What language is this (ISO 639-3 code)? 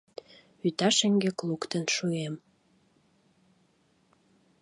chm